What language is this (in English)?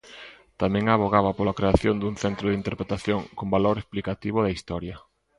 Galician